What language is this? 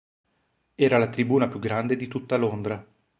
Italian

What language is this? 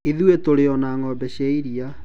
Kikuyu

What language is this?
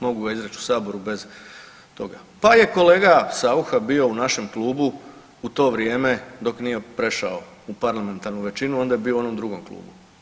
Croatian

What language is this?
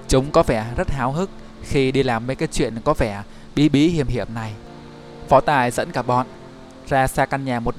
Vietnamese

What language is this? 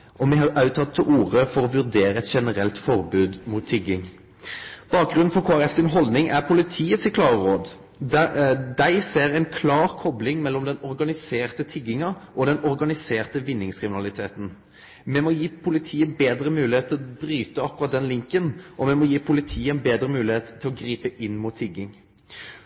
Norwegian Nynorsk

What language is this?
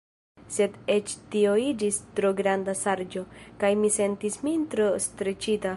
Esperanto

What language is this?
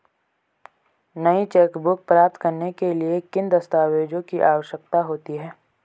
Hindi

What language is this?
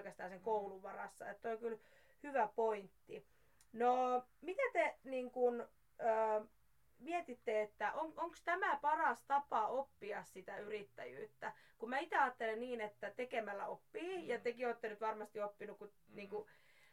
Finnish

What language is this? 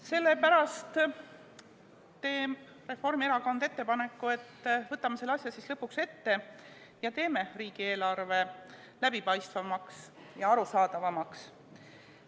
Estonian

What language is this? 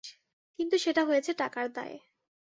Bangla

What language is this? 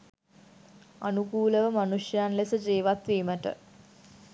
Sinhala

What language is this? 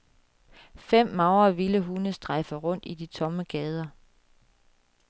Danish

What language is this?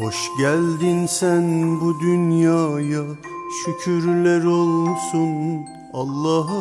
Turkish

